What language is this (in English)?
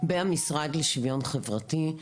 Hebrew